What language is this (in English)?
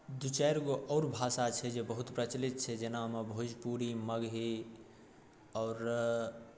Maithili